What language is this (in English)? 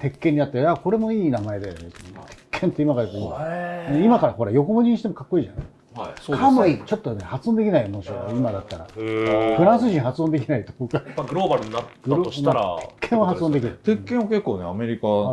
Japanese